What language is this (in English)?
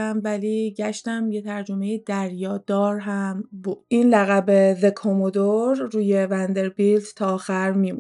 Persian